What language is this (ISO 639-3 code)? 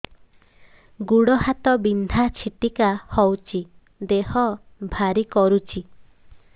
ori